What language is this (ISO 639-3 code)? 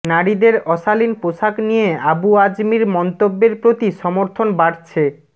ben